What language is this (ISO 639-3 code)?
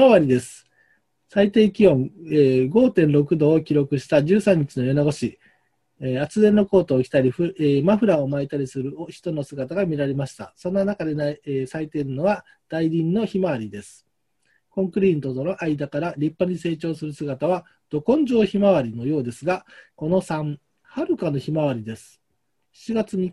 jpn